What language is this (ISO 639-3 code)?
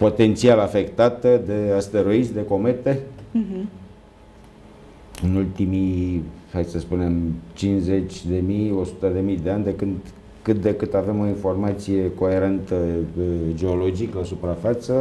ron